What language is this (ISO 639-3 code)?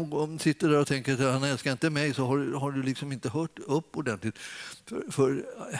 swe